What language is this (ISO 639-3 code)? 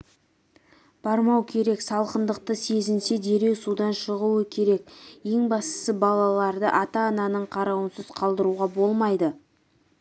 kaz